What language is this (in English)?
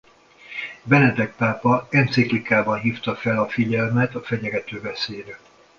Hungarian